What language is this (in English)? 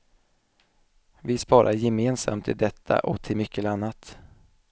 Swedish